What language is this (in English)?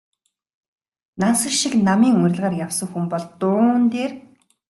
Mongolian